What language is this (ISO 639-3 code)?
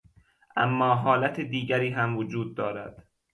fas